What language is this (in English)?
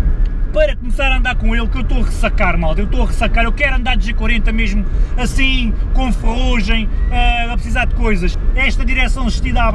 Portuguese